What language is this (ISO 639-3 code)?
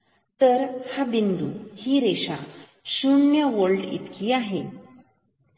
mar